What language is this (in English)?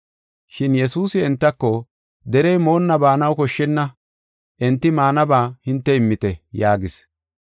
Gofa